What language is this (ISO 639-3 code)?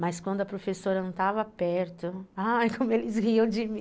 por